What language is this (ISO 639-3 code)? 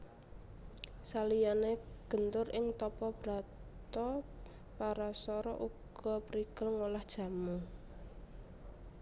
jav